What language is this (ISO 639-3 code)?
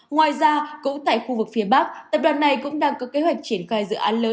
vie